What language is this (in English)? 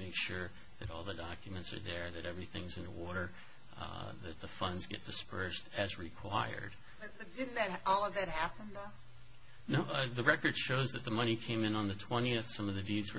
English